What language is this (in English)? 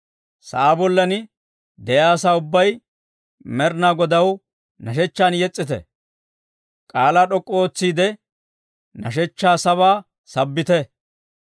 Dawro